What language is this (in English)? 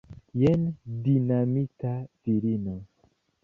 Esperanto